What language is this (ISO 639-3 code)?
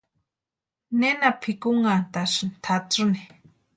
pua